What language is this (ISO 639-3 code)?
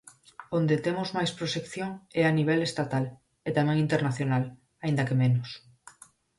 glg